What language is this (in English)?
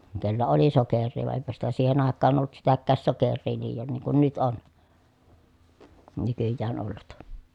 Finnish